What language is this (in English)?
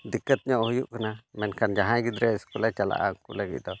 Santali